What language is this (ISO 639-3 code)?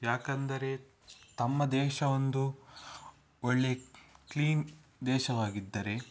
kan